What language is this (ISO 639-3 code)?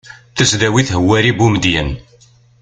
kab